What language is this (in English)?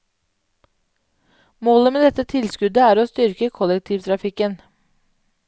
Norwegian